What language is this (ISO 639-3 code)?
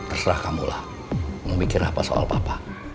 ind